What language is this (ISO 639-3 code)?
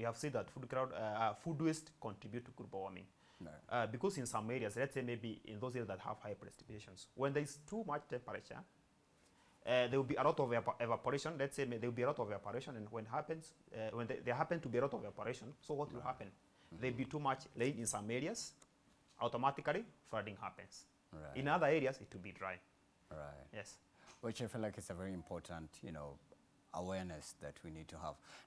eng